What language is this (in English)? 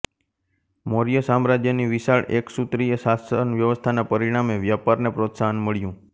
Gujarati